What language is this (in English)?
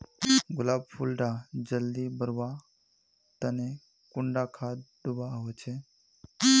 Magahi